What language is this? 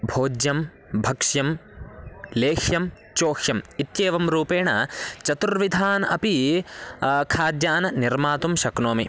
Sanskrit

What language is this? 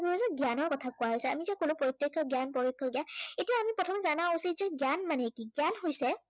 Assamese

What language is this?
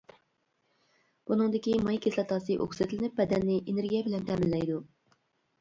Uyghur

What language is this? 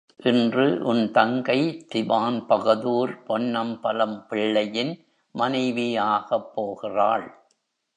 Tamil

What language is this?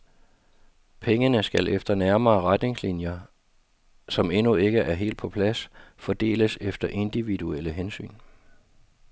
Danish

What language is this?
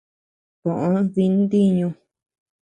Tepeuxila Cuicatec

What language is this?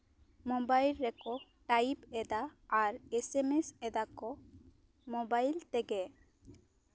Santali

